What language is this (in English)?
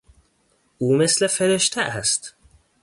Persian